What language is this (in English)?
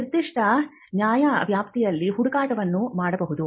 Kannada